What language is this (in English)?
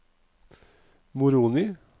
Norwegian